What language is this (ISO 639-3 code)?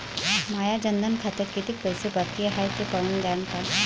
mar